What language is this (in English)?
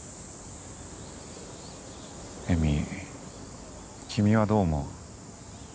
Japanese